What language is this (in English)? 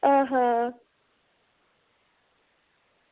Dogri